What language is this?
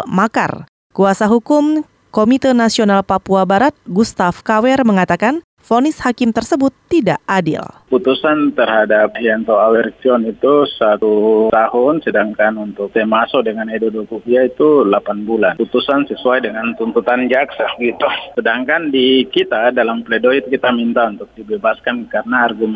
Indonesian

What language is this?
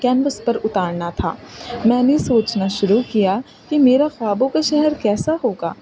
Urdu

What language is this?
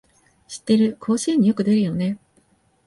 Japanese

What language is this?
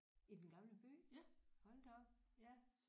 Danish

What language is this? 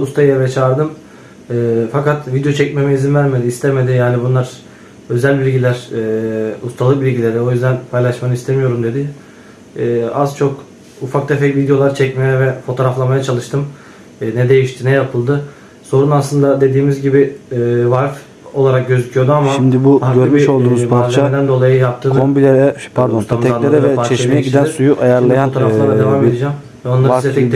Turkish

